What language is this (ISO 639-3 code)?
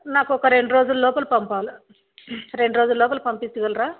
tel